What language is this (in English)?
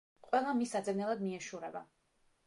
Georgian